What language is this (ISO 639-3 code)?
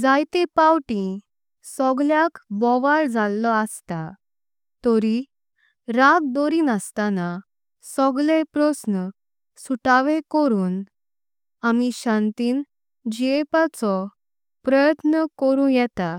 kok